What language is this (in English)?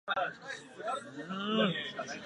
Japanese